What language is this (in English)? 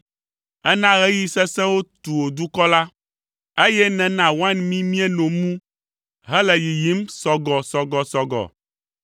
Ewe